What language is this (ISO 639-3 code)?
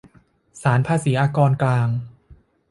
tha